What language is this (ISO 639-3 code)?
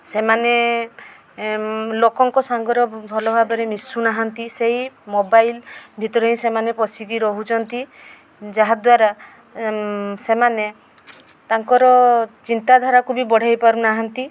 ori